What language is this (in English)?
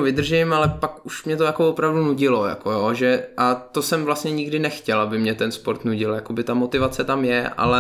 Czech